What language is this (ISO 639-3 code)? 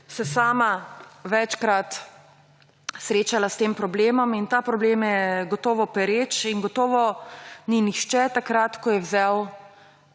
slv